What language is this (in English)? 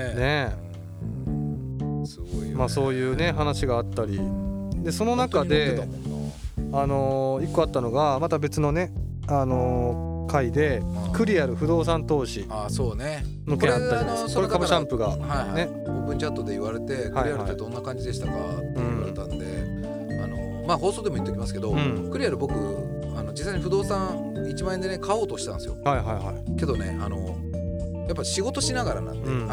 Japanese